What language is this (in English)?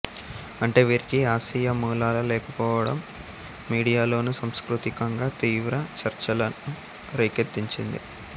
Telugu